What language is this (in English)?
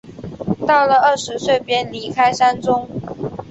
Chinese